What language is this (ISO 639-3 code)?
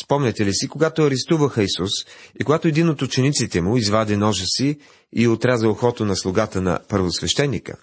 bul